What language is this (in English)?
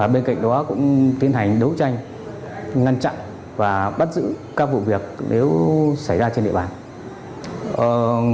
Vietnamese